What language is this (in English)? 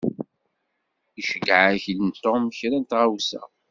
Kabyle